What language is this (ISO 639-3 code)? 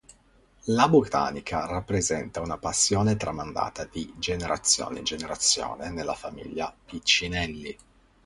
ita